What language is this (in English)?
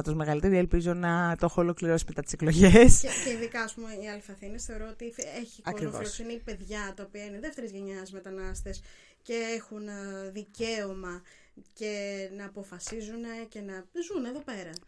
Greek